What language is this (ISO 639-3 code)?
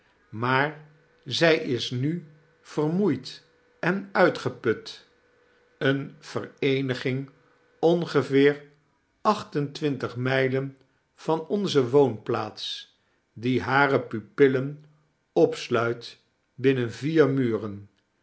nld